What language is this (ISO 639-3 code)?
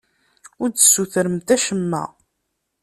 kab